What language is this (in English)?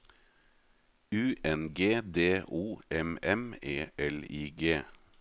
Norwegian